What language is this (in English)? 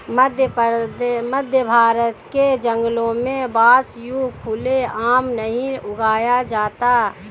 Hindi